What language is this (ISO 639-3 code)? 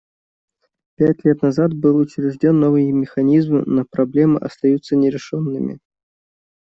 rus